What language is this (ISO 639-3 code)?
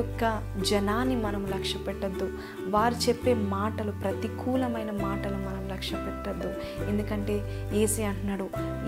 tel